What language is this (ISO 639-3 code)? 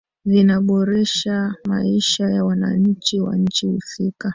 swa